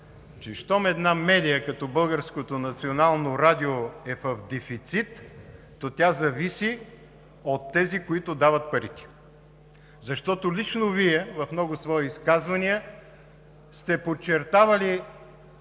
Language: Bulgarian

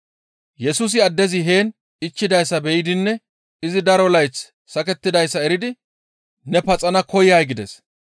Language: Gamo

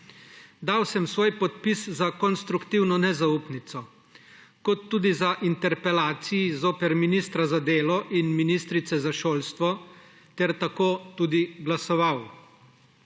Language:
Slovenian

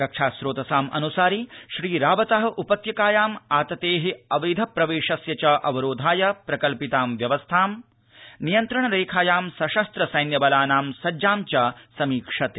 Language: Sanskrit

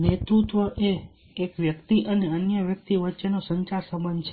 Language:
Gujarati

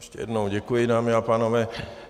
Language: Czech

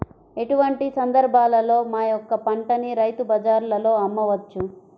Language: Telugu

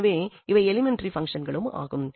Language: Tamil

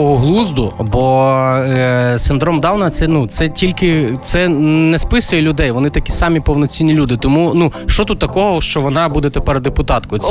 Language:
Ukrainian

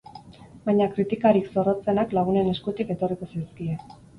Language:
Basque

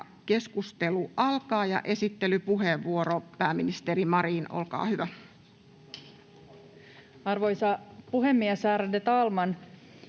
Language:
Finnish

